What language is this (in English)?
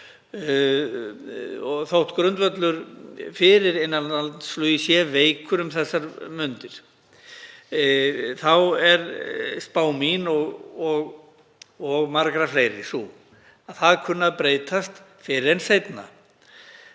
Icelandic